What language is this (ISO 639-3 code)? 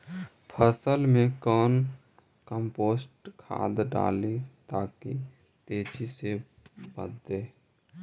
mag